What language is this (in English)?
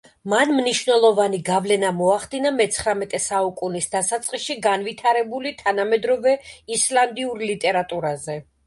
Georgian